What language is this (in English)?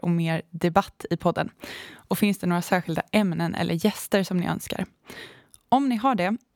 Swedish